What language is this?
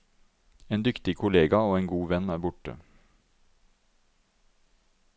Norwegian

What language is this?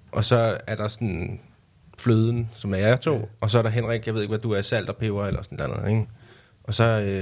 Danish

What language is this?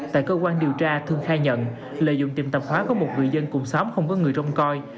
Vietnamese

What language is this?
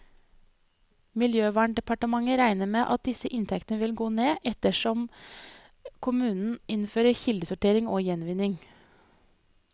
Norwegian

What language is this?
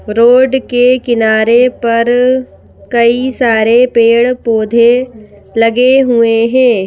Hindi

